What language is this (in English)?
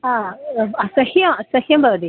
Sanskrit